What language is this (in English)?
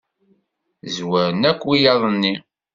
Kabyle